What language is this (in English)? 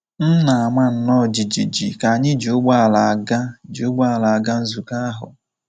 Igbo